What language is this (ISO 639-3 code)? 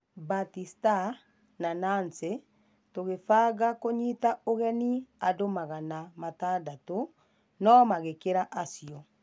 kik